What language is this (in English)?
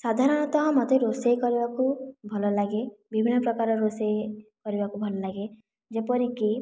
Odia